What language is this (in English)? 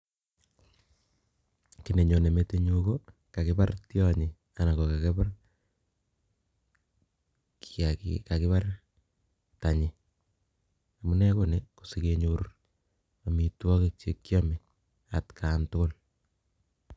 Kalenjin